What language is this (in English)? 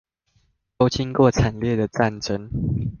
Chinese